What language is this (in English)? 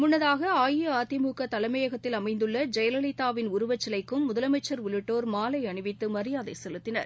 Tamil